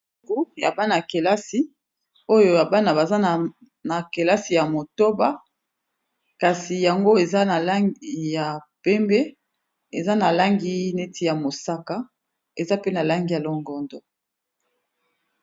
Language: Lingala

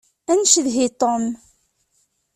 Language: Kabyle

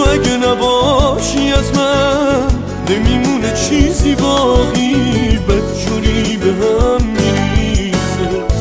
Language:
Persian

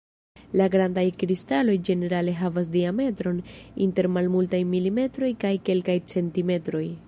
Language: Esperanto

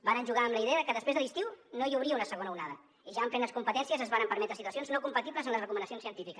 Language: Catalan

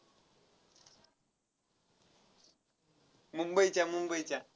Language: Marathi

